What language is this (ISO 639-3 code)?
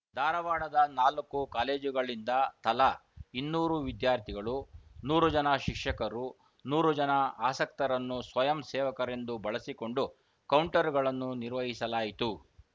kan